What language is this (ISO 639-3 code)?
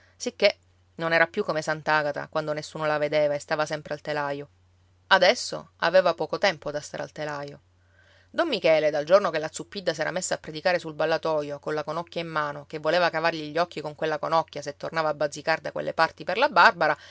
ita